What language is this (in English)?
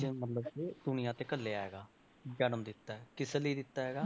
Punjabi